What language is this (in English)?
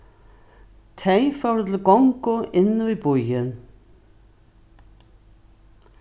Faroese